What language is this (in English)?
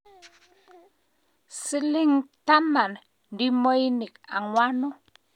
Kalenjin